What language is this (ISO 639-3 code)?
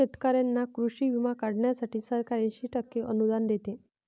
mar